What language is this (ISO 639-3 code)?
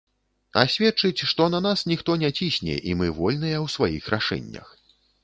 bel